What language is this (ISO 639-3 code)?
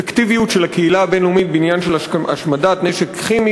heb